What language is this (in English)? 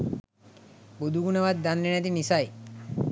Sinhala